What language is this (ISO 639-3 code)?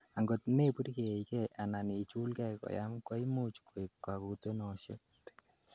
kln